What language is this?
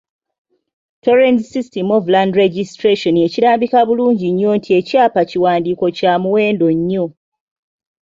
Ganda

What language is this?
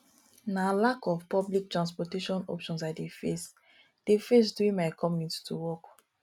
Nigerian Pidgin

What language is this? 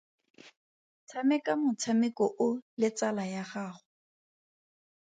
Tswana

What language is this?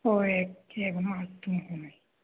Sanskrit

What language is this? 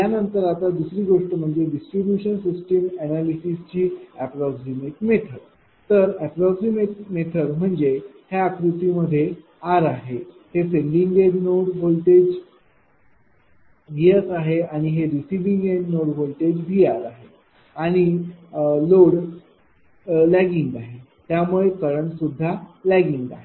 Marathi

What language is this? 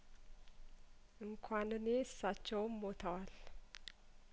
Amharic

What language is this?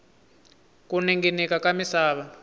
Tsonga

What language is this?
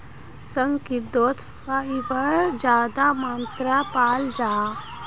Magahi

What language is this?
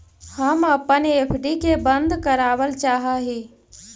Magahi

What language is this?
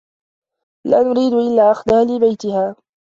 Arabic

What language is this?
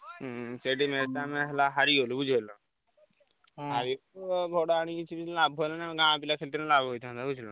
Odia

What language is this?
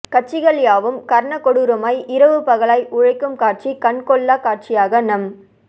Tamil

